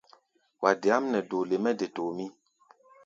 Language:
Gbaya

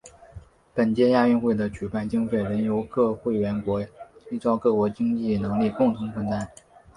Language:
Chinese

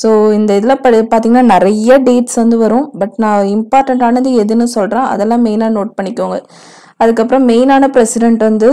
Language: Tamil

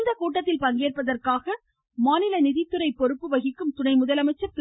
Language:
Tamil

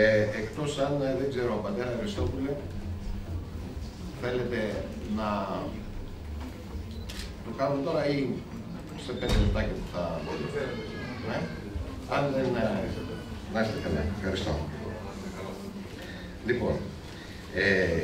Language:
Greek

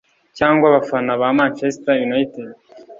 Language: Kinyarwanda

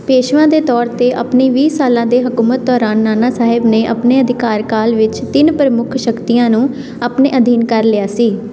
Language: Punjabi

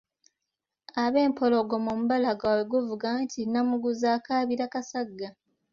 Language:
Ganda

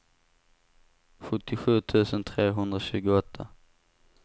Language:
Swedish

